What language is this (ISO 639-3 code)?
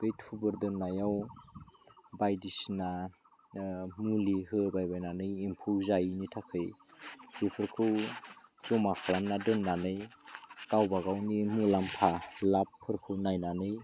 brx